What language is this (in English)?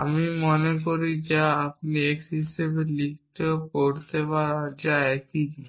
Bangla